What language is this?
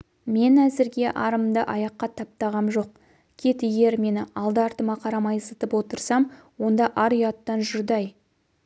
Kazakh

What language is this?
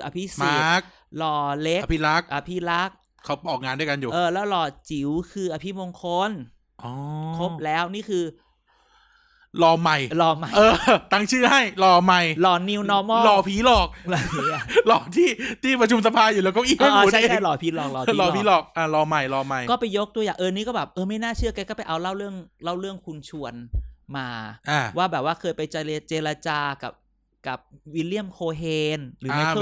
Thai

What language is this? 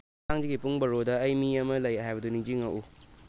Manipuri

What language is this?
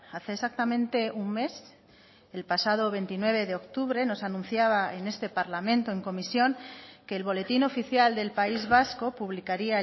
Spanish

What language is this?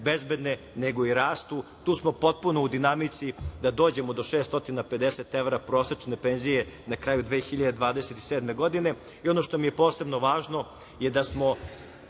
Serbian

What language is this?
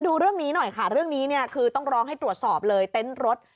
Thai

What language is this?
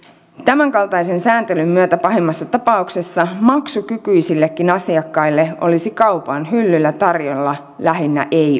Finnish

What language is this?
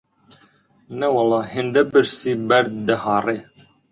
Central Kurdish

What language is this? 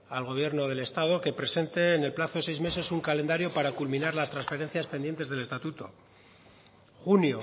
Spanish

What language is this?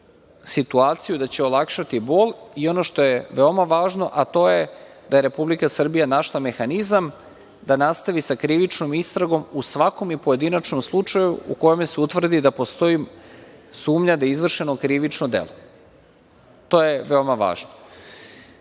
Serbian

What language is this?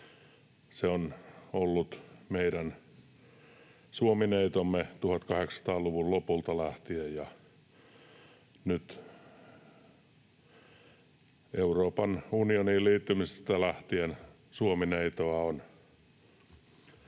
Finnish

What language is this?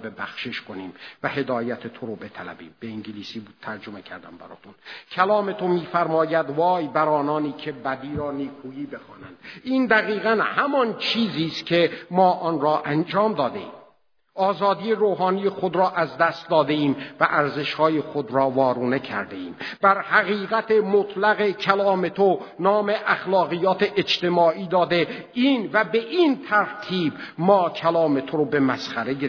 Persian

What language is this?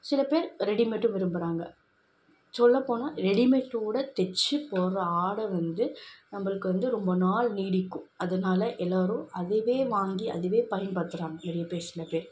Tamil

